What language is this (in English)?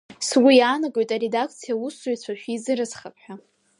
Abkhazian